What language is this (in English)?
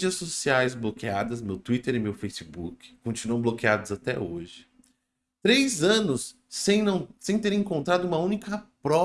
Portuguese